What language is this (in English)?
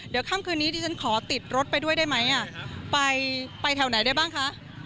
Thai